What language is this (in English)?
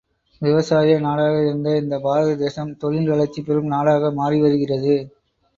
Tamil